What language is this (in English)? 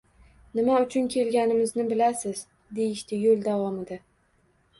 Uzbek